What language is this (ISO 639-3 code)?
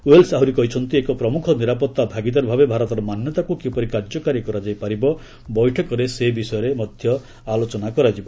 ori